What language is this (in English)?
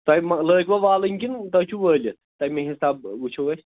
Kashmiri